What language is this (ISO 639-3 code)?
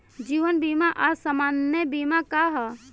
bho